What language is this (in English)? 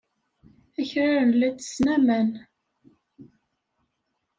Kabyle